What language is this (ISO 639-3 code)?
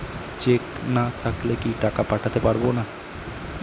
ben